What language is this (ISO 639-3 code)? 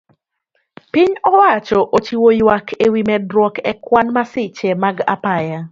luo